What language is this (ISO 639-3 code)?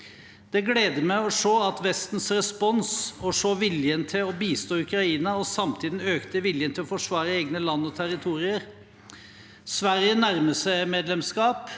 nor